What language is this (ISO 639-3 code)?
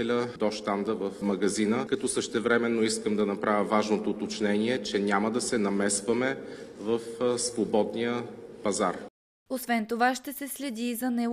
bul